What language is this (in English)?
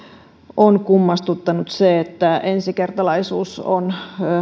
Finnish